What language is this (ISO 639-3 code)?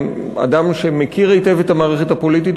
heb